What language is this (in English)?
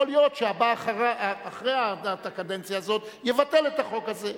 Hebrew